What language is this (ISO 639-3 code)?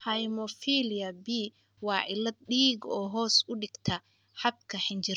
som